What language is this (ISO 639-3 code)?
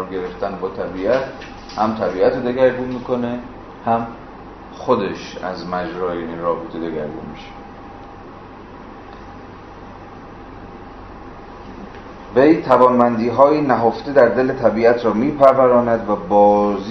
fas